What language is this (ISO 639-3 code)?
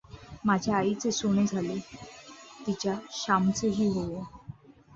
mar